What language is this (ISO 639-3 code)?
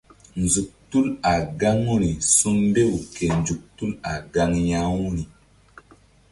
mdd